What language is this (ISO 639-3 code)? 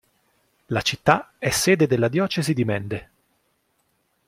ita